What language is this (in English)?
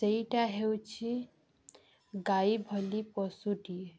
Odia